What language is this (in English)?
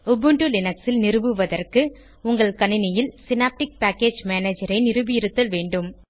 Tamil